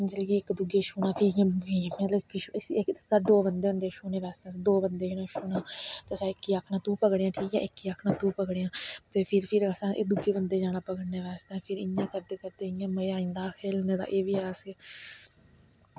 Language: Dogri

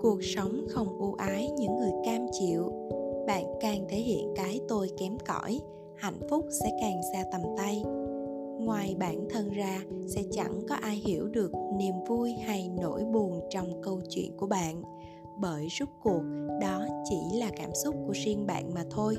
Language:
Vietnamese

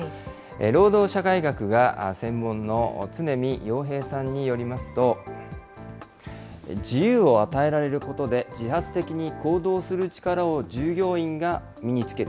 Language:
Japanese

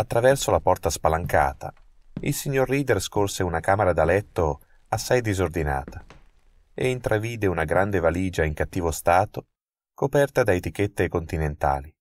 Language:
Italian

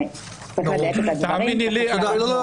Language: Hebrew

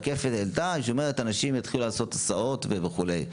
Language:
Hebrew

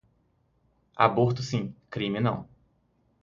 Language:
Portuguese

